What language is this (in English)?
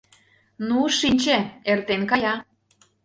Mari